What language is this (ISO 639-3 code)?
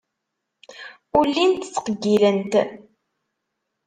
kab